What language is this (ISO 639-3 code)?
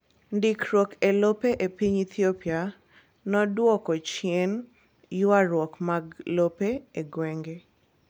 luo